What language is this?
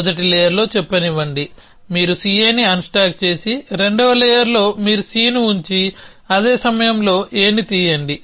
Telugu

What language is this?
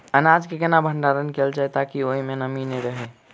Maithili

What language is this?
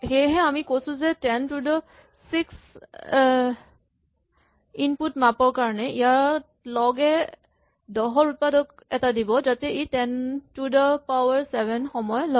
Assamese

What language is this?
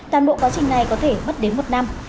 Vietnamese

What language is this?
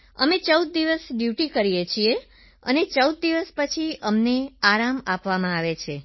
Gujarati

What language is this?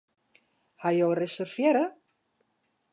Western Frisian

